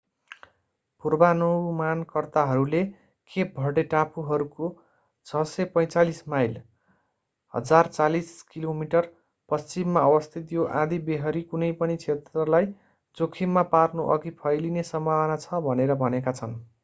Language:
Nepali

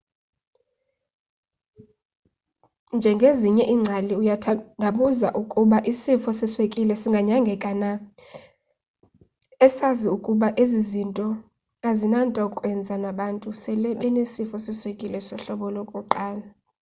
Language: Xhosa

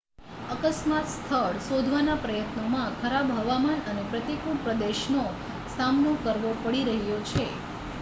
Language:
Gujarati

